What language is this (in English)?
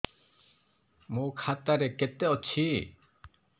Odia